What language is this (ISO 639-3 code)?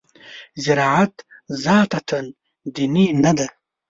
pus